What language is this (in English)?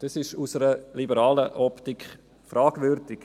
Swiss German